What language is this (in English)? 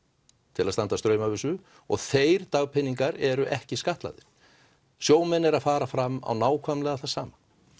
Icelandic